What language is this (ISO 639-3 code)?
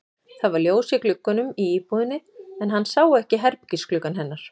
isl